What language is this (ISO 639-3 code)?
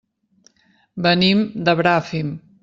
cat